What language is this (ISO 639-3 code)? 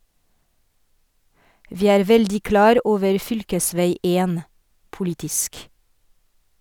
nor